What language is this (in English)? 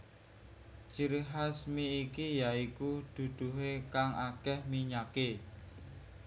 Javanese